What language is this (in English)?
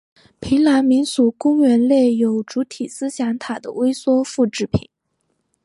Chinese